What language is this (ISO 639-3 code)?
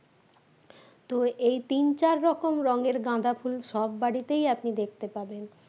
ben